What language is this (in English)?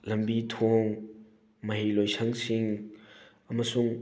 Manipuri